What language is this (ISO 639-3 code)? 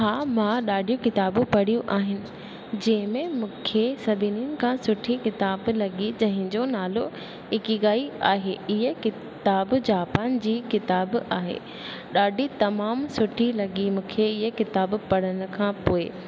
snd